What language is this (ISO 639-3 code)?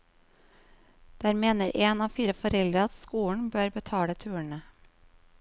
nor